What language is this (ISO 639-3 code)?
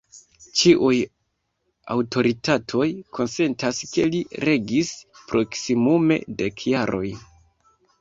epo